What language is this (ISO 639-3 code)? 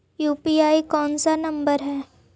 mag